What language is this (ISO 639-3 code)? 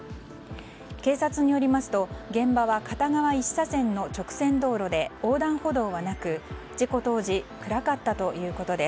jpn